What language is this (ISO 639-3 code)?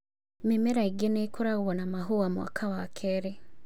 kik